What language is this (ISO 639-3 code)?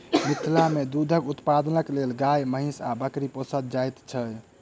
mai